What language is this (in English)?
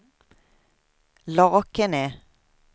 Swedish